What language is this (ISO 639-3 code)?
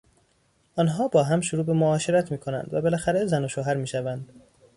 fas